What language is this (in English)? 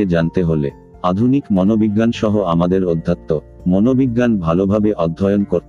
Bangla